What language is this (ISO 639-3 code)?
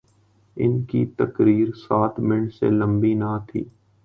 urd